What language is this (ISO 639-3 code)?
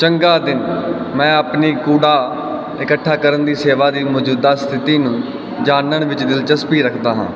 pan